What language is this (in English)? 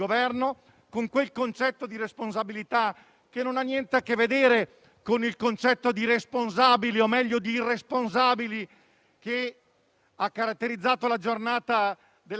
Italian